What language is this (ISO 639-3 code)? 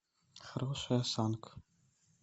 rus